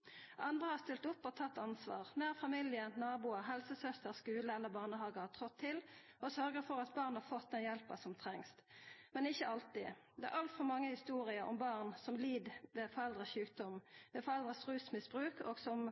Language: Norwegian Nynorsk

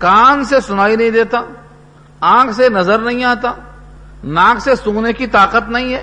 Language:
Urdu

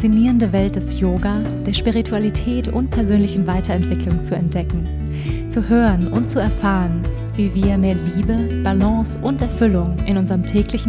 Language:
German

